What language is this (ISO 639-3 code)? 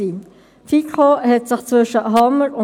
gsw